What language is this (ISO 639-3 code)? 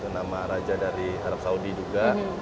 ind